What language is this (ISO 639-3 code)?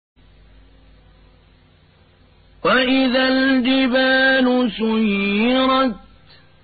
ara